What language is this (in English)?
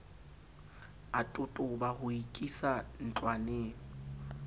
Southern Sotho